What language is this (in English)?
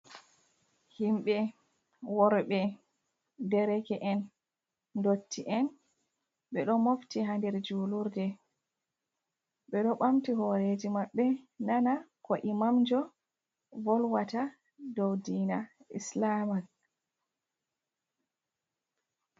Fula